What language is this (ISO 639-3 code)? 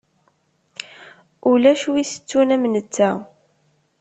kab